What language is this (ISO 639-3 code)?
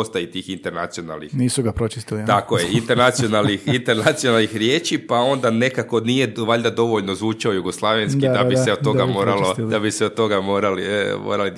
hrv